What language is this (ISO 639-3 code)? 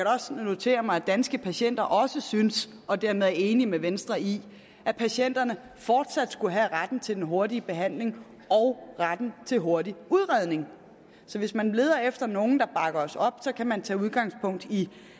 dan